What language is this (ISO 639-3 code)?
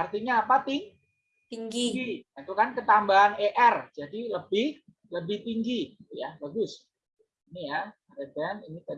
ind